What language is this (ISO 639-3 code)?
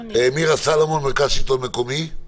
heb